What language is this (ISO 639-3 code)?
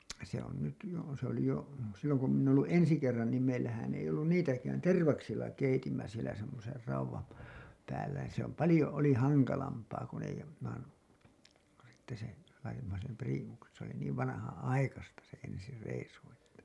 fin